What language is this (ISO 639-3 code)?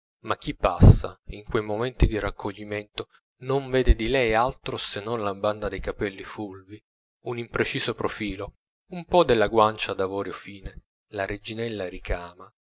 ita